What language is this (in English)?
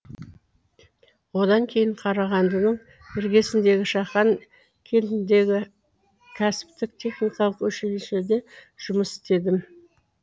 Kazakh